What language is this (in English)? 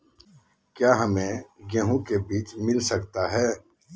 Magahi